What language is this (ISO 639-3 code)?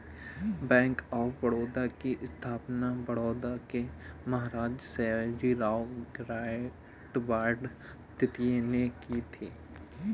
hin